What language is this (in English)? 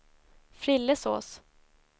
Swedish